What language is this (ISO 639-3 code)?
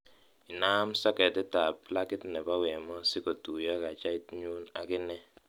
kln